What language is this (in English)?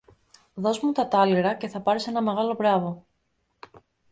Greek